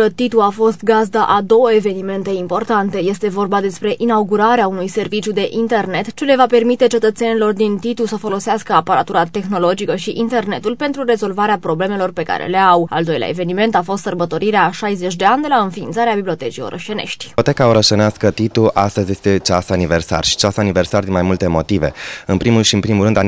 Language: Romanian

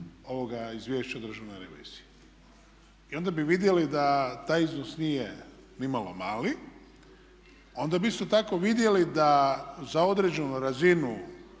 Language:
Croatian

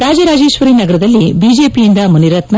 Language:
Kannada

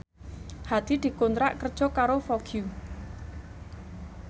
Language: Javanese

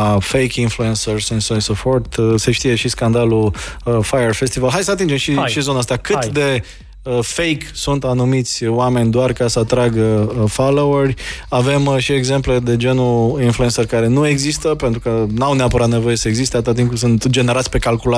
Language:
Romanian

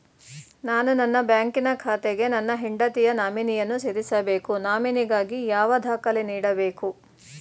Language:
Kannada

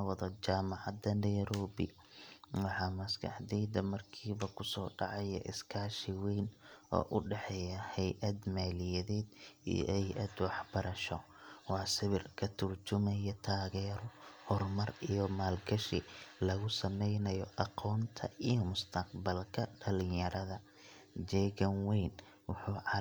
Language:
Somali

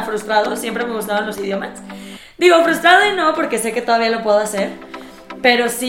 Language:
Spanish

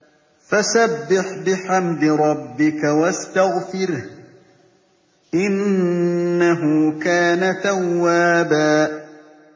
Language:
Arabic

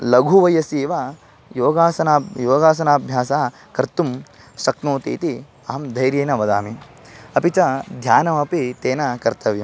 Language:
Sanskrit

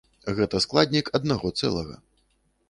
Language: Belarusian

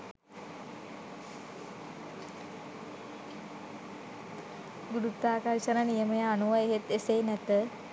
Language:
Sinhala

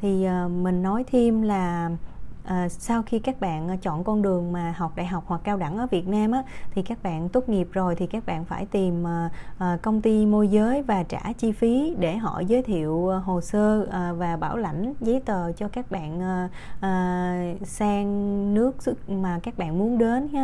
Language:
Vietnamese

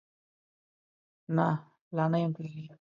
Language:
Pashto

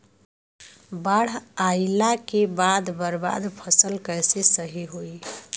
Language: Bhojpuri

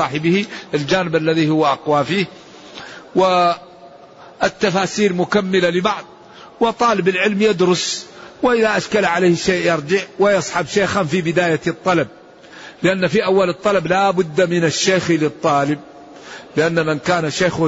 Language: Arabic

